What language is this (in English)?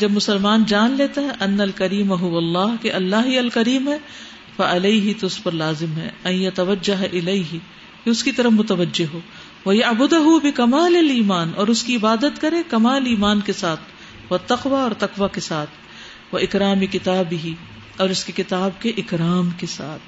Urdu